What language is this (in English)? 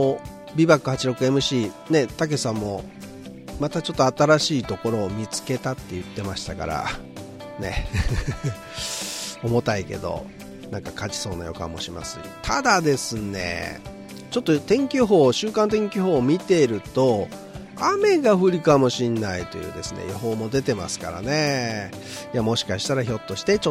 Japanese